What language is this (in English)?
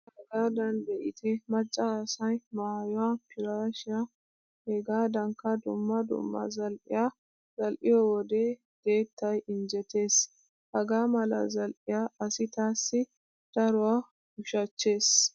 Wolaytta